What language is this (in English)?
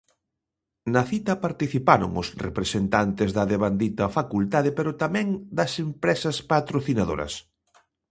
Galician